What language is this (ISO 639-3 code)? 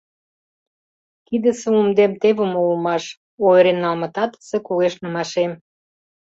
chm